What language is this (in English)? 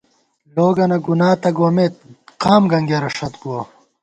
Gawar-Bati